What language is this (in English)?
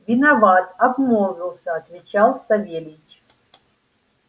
Russian